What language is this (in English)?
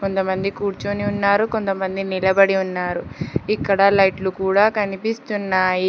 Telugu